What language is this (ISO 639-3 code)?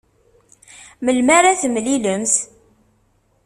kab